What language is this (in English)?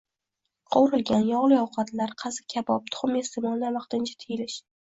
Uzbek